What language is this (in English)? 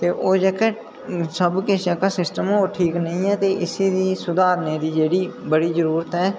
Dogri